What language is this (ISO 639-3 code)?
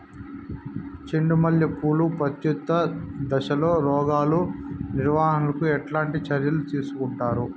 tel